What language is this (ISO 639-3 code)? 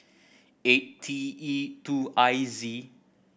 eng